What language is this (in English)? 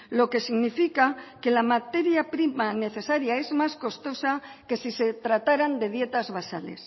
Spanish